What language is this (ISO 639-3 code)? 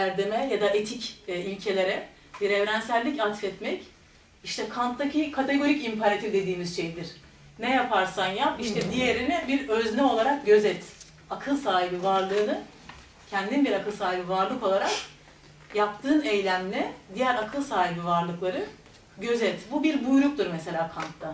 tur